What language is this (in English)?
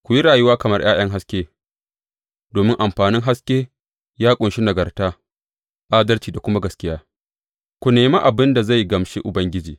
Hausa